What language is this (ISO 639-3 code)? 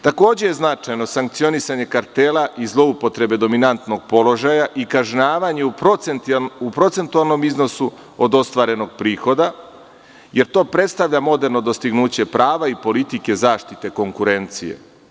srp